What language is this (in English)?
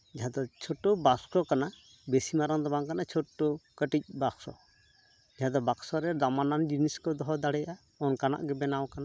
Santali